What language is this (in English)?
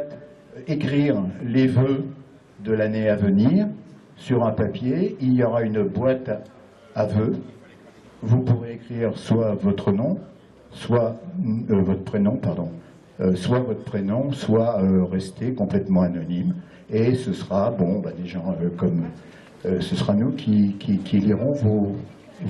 French